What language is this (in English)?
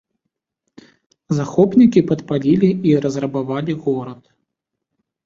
Belarusian